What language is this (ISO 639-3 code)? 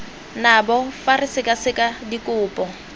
tsn